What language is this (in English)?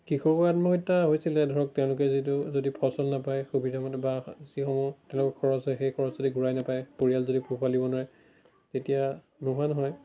Assamese